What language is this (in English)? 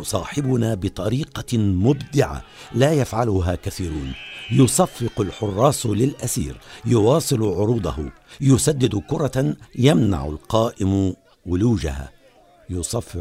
Arabic